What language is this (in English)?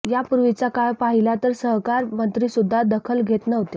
Marathi